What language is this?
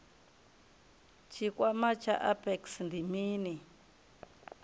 Venda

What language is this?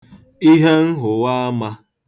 Igbo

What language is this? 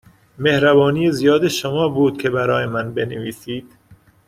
Persian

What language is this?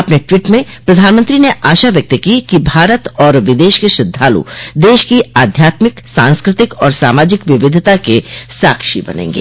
Hindi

